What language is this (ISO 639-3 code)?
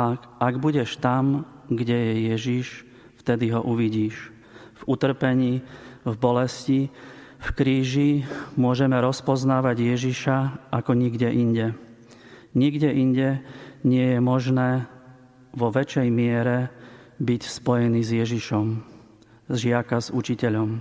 slk